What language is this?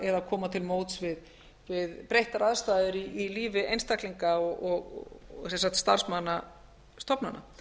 Icelandic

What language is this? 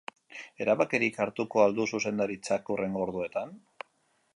Basque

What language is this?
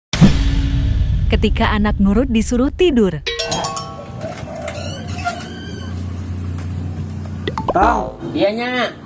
Indonesian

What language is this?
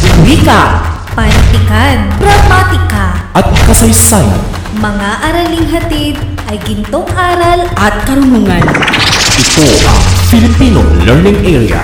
Filipino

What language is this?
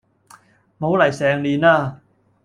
Cantonese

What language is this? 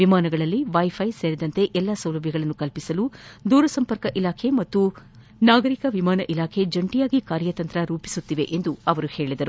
Kannada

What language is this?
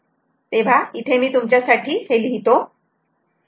Marathi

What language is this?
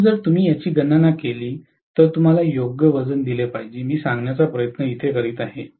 Marathi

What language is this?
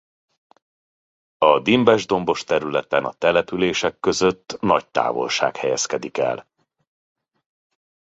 Hungarian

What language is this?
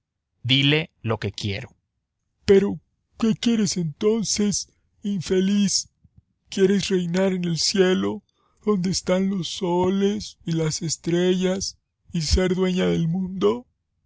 Spanish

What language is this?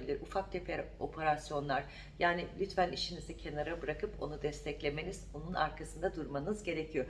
Turkish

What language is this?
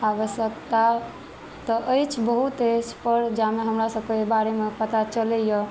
Maithili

